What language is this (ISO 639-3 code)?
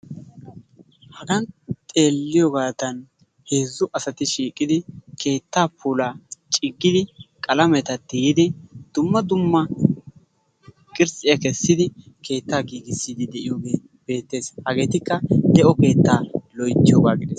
wal